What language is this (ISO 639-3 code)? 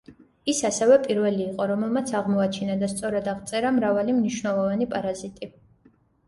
kat